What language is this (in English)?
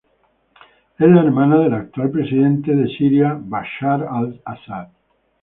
Spanish